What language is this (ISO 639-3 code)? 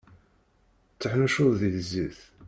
kab